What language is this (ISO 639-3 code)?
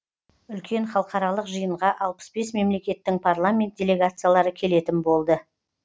kaz